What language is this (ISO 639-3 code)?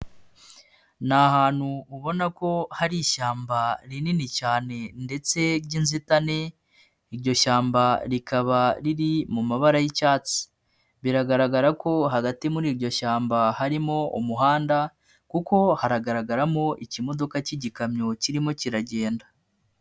kin